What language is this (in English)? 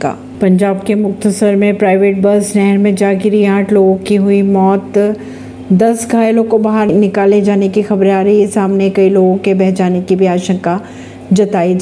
Hindi